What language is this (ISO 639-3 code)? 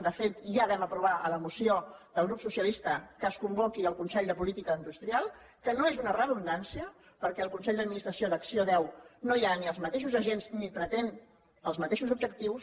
cat